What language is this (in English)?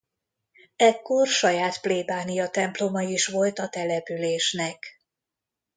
Hungarian